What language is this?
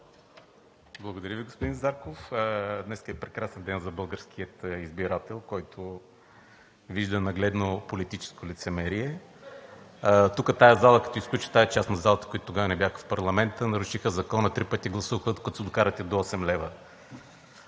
Bulgarian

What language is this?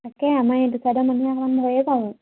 Assamese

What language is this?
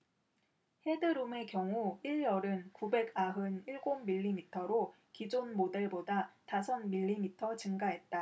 Korean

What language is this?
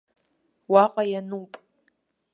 Abkhazian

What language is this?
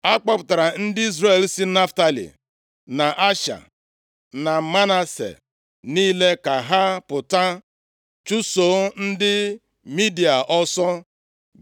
Igbo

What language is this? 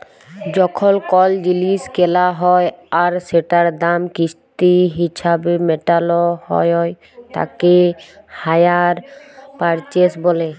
Bangla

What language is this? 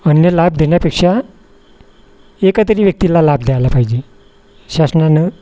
Marathi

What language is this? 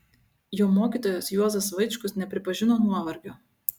Lithuanian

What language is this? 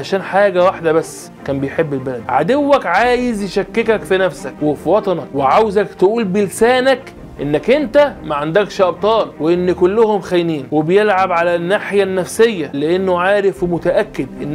Arabic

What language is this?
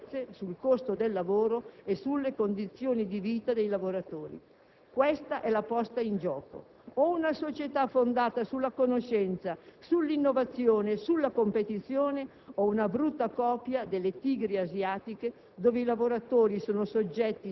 Italian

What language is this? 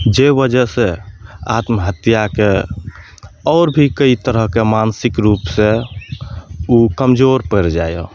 Maithili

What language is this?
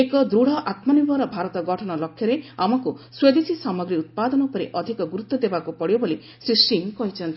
Odia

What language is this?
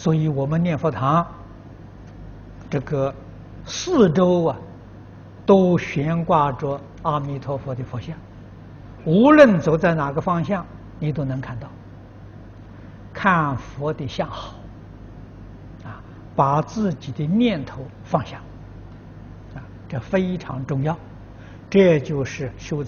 Chinese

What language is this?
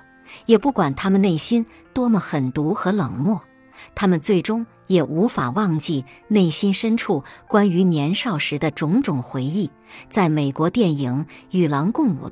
Chinese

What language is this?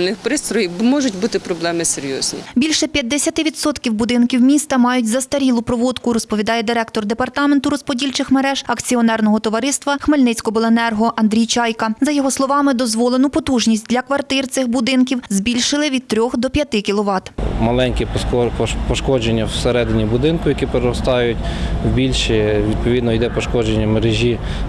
Ukrainian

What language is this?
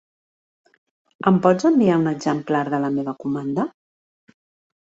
Catalan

